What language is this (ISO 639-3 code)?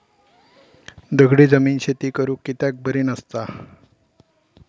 mar